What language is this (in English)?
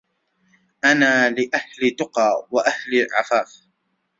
Arabic